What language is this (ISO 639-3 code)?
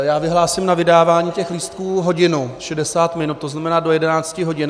ces